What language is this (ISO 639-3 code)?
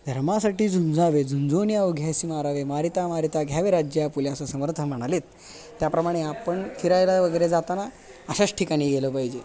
mar